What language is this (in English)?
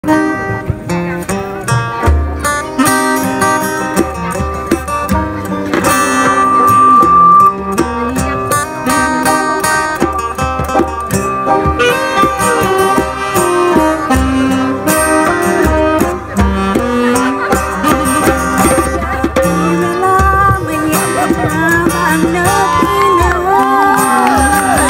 Thai